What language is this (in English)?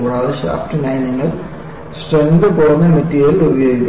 Malayalam